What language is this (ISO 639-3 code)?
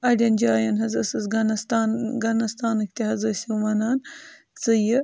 kas